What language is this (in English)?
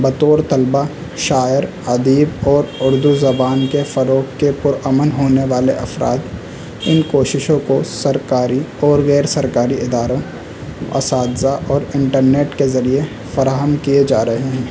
Urdu